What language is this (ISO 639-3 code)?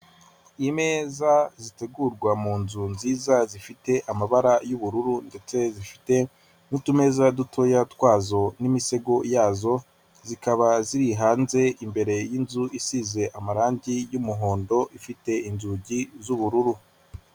kin